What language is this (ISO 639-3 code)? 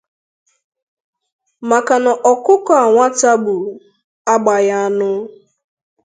ibo